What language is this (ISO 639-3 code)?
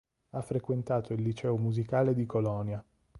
ita